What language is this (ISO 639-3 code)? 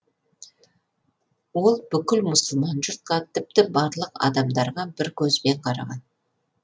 kaz